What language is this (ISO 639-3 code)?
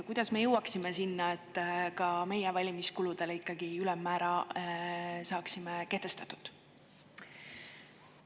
est